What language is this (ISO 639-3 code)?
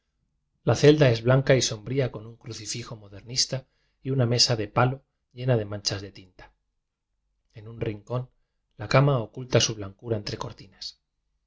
spa